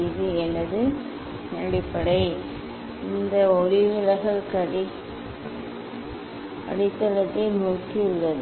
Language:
Tamil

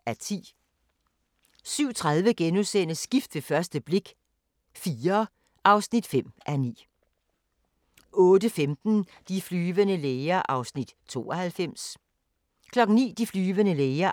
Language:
Danish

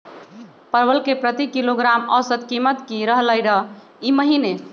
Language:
Magahi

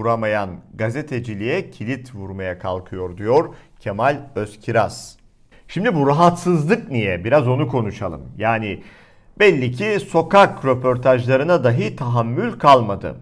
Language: Turkish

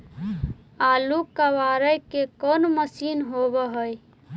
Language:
Magahi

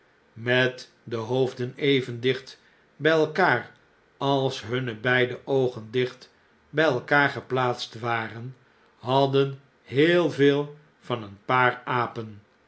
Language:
Dutch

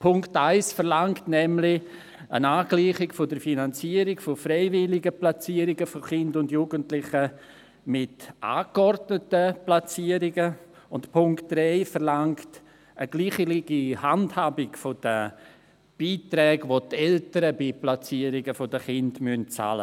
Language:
Swiss German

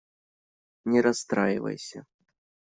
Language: Russian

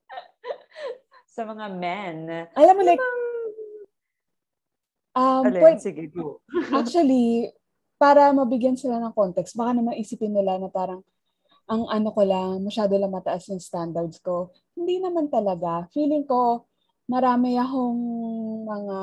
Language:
Filipino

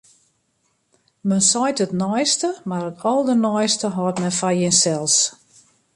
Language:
Western Frisian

